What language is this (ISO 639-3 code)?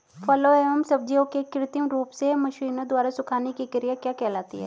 hin